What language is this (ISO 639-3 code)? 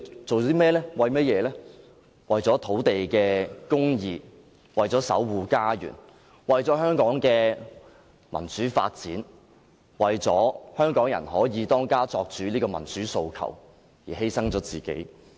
yue